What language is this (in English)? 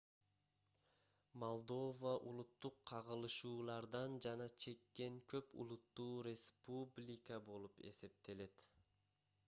Kyrgyz